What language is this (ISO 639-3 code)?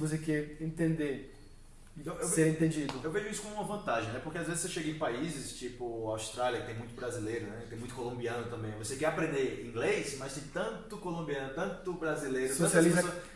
por